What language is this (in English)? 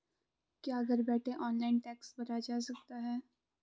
Hindi